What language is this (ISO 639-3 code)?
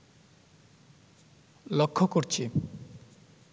ben